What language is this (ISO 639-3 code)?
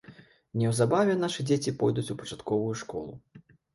bel